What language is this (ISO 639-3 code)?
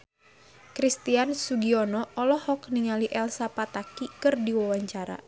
sun